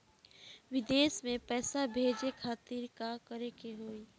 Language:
Bhojpuri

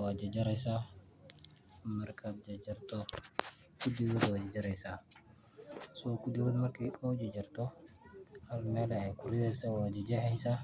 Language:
Somali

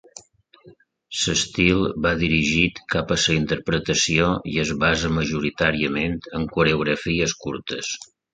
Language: Catalan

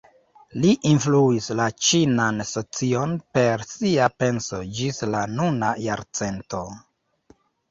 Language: Esperanto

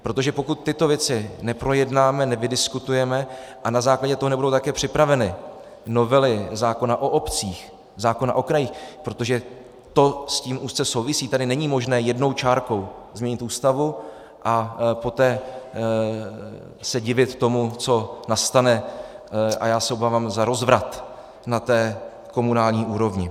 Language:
Czech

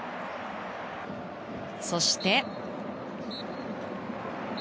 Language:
Japanese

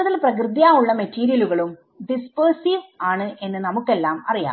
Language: Malayalam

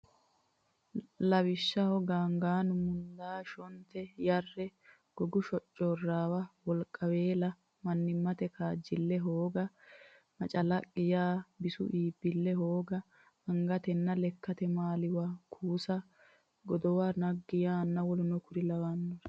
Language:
Sidamo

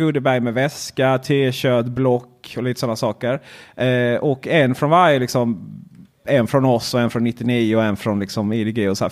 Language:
Swedish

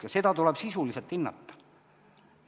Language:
Estonian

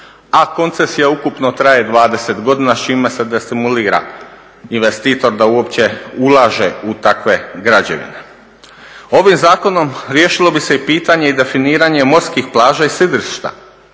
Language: Croatian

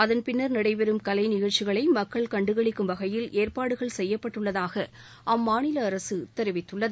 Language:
Tamil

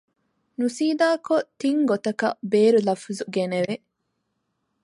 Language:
Divehi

